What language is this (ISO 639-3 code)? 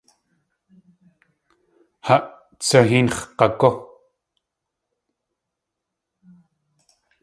tli